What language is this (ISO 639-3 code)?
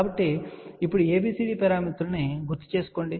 tel